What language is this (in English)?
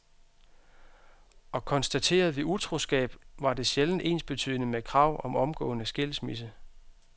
Danish